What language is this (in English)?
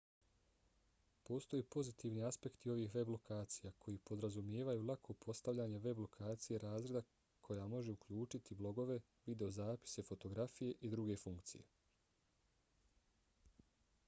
Bosnian